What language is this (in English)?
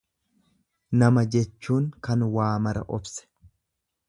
Oromo